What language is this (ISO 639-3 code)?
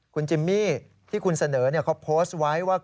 tha